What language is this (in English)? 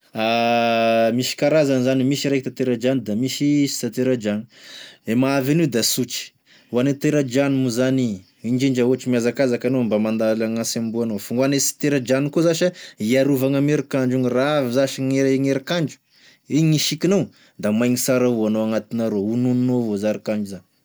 Tesaka Malagasy